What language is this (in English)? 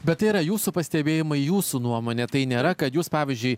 Lithuanian